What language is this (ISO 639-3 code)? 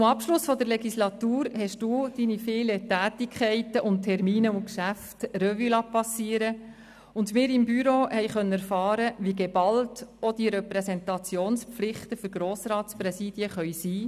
gsw